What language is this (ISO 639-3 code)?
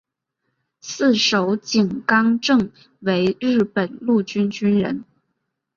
zho